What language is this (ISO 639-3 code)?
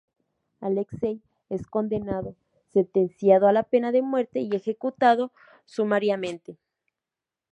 spa